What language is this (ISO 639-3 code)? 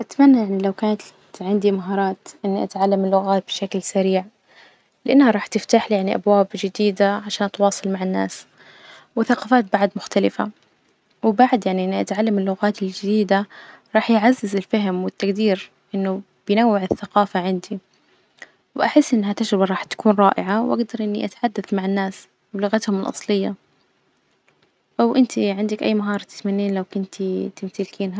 ars